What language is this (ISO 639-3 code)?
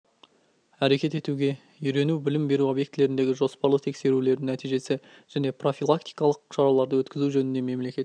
kaz